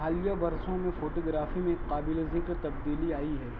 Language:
Urdu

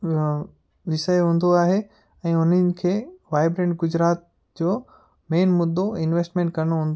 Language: Sindhi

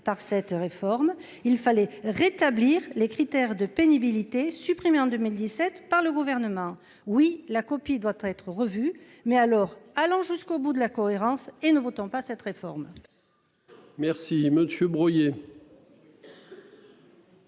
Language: French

